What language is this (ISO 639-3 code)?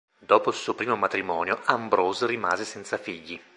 ita